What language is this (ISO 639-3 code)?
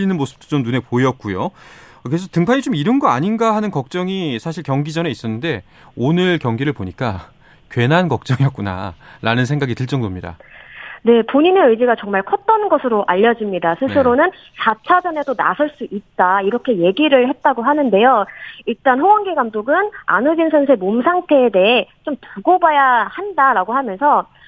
kor